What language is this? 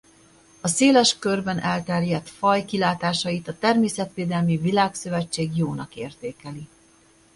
Hungarian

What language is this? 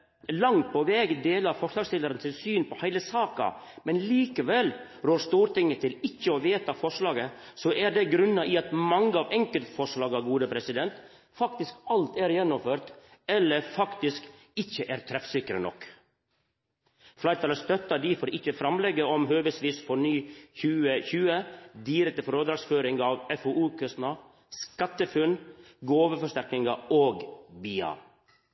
Norwegian Nynorsk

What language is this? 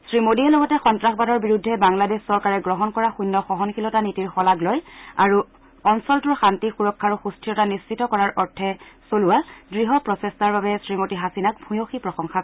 Assamese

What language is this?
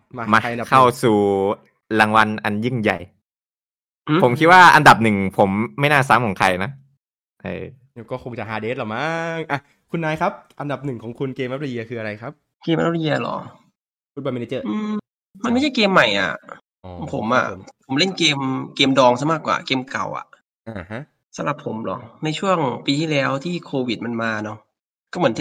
Thai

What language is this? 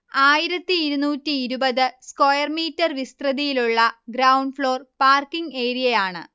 Malayalam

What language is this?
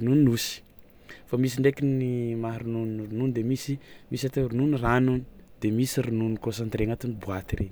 Tsimihety Malagasy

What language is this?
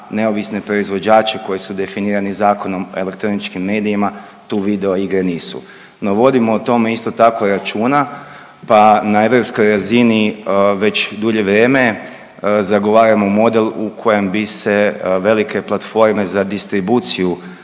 Croatian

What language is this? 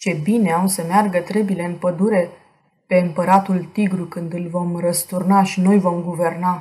Romanian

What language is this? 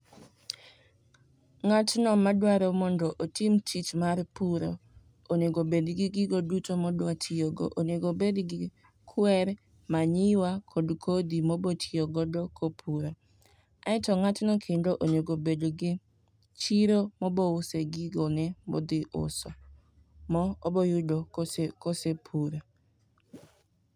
Luo (Kenya and Tanzania)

